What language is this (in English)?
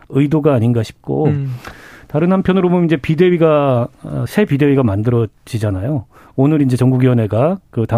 Korean